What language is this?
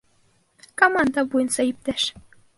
Bashkir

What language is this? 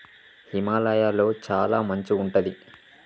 Telugu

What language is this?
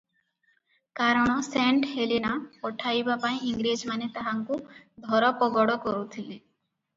Odia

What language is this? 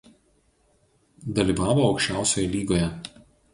Lithuanian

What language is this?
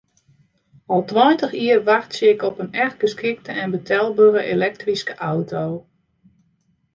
Western Frisian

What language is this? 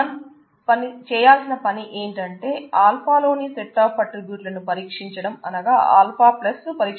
Telugu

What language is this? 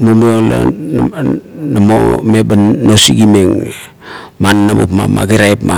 Kuot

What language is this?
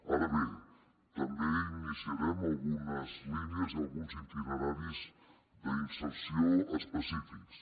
Catalan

